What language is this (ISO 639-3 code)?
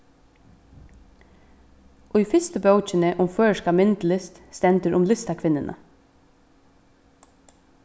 fao